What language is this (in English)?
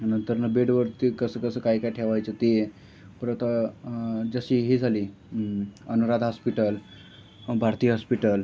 Marathi